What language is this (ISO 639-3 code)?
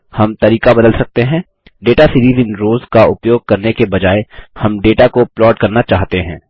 hin